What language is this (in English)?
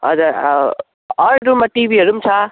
Nepali